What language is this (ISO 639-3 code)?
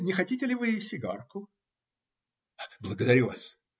rus